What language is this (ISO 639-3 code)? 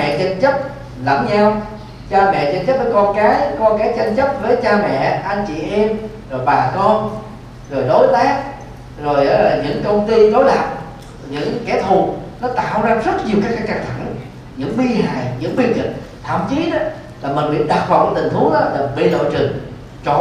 vie